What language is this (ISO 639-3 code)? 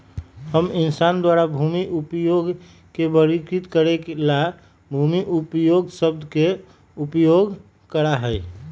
mag